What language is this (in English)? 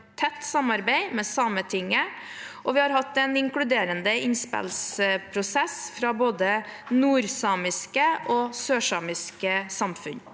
Norwegian